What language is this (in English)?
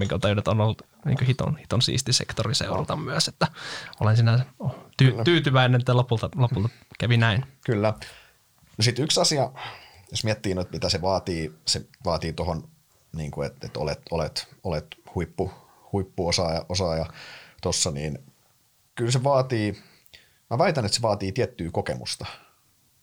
Finnish